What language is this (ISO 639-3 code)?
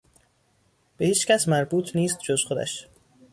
fas